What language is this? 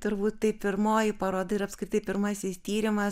Lithuanian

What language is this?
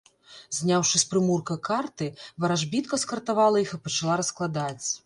Belarusian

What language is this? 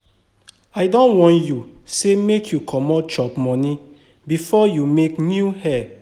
Nigerian Pidgin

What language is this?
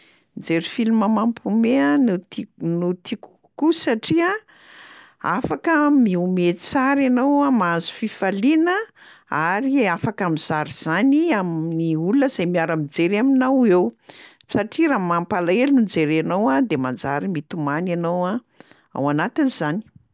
Malagasy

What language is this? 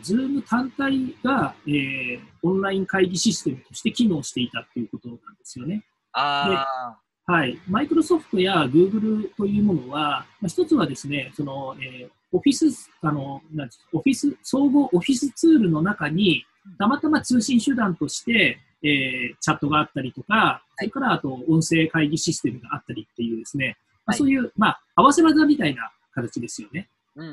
Japanese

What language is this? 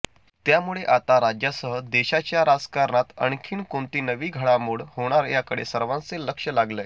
Marathi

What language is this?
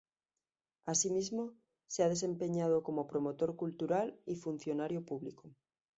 Spanish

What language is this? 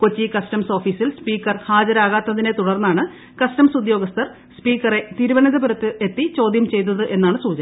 Malayalam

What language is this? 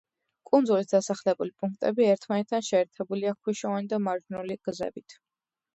Georgian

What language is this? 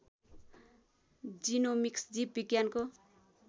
Nepali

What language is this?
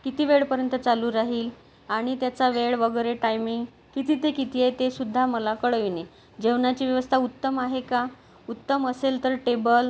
Marathi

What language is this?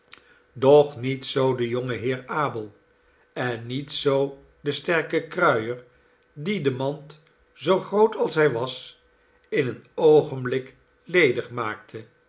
Dutch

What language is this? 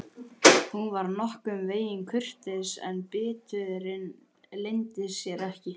Icelandic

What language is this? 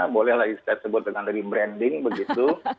Indonesian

